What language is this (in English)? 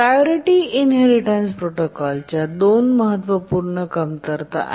Marathi